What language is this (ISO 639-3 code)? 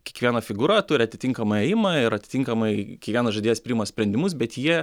lit